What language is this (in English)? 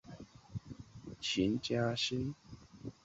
Chinese